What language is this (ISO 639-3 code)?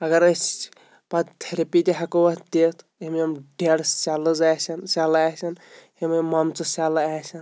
kas